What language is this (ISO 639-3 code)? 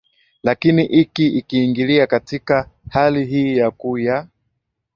swa